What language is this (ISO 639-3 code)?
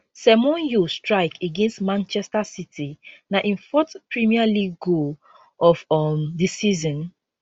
pcm